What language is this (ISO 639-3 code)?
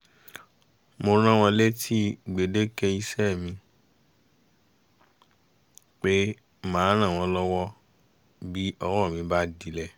yor